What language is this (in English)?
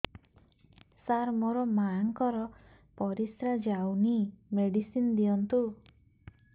Odia